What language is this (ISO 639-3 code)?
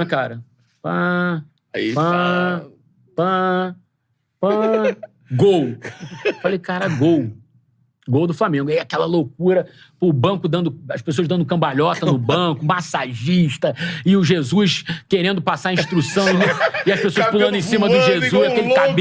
por